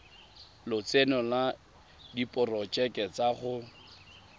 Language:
Tswana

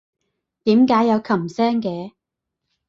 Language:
Cantonese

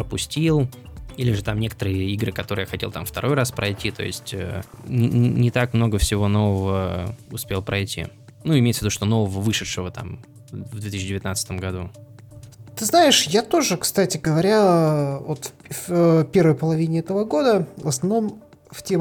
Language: Russian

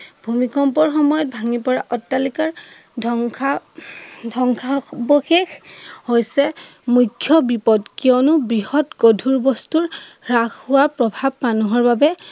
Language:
Assamese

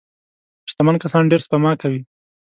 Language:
Pashto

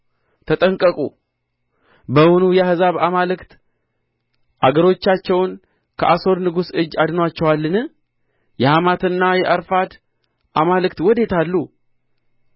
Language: Amharic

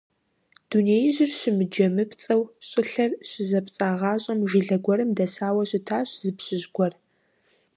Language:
Kabardian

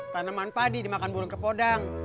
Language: Indonesian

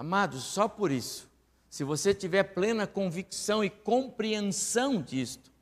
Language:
Portuguese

